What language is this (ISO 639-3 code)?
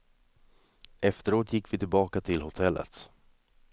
swe